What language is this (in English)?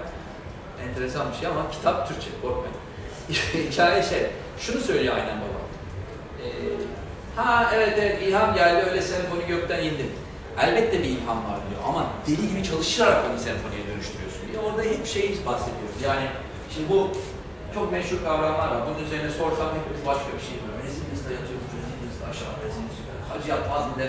Turkish